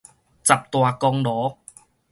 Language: Min Nan Chinese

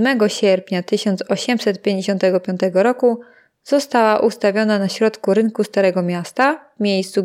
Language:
Polish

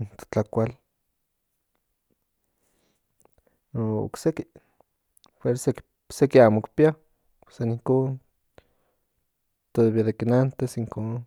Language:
Central Nahuatl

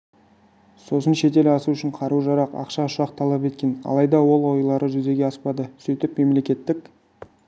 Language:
Kazakh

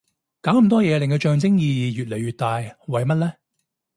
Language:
Cantonese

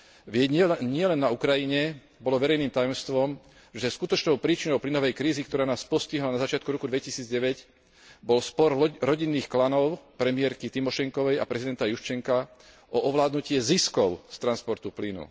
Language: Slovak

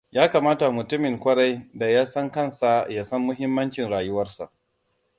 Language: Hausa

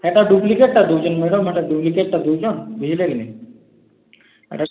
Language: Odia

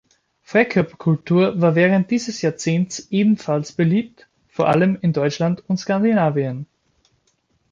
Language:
German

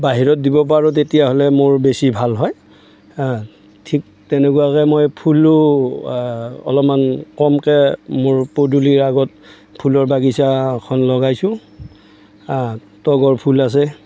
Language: Assamese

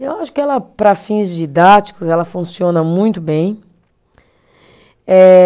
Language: Portuguese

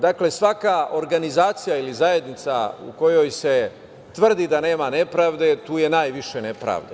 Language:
Serbian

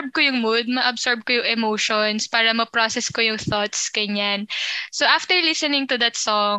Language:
Filipino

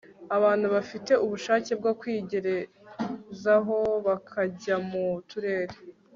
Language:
Kinyarwanda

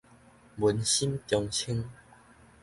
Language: Min Nan Chinese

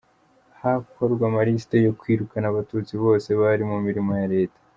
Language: Kinyarwanda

